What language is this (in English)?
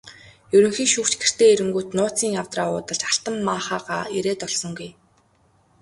Mongolian